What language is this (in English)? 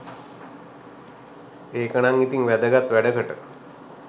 Sinhala